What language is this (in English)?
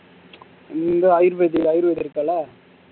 Tamil